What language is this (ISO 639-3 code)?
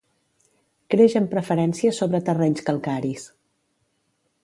cat